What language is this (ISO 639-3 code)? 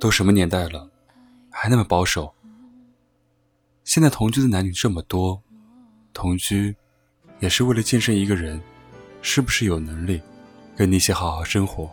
zho